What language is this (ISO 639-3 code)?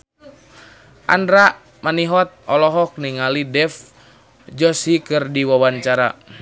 sun